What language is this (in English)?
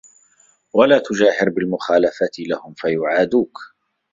Arabic